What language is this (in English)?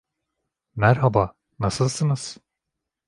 Turkish